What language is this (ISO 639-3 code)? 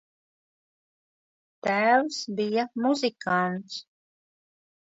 lav